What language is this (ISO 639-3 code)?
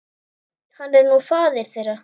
isl